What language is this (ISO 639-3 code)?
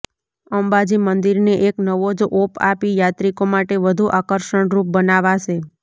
guj